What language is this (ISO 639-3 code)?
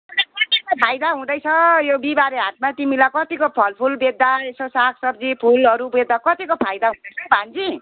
nep